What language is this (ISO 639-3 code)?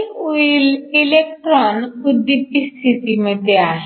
mar